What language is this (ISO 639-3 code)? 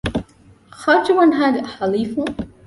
div